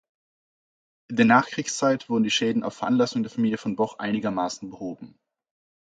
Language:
German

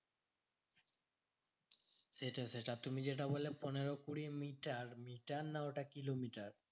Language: Bangla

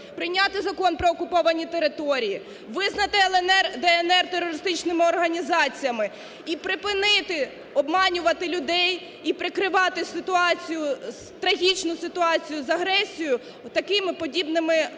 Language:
Ukrainian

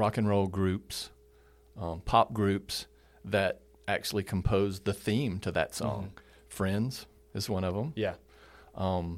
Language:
English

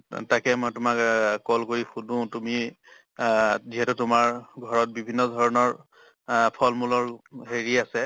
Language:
Assamese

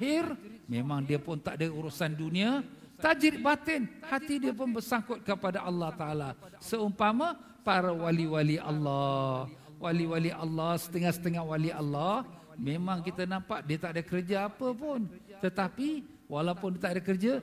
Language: Malay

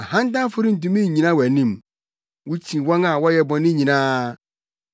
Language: Akan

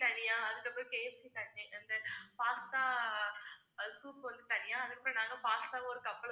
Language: Tamil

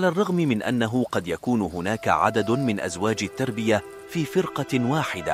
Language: Arabic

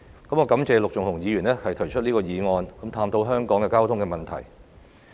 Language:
Cantonese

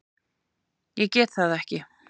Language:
Icelandic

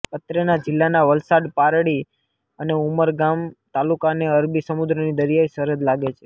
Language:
Gujarati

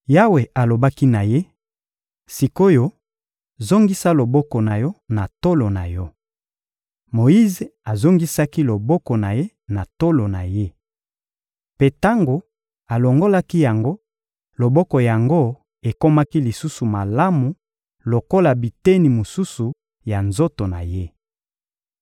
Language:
Lingala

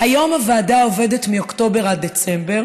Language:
Hebrew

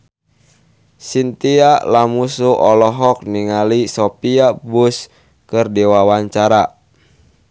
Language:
Sundanese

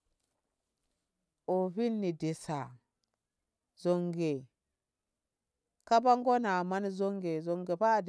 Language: Ngamo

